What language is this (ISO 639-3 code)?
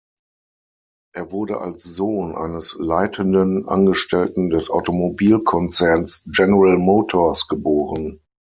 deu